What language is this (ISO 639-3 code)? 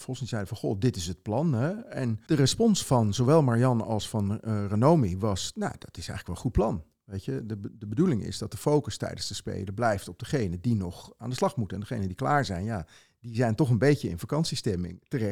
nld